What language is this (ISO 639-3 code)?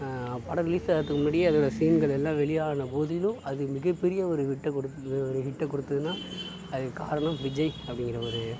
tam